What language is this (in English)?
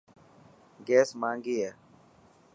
Dhatki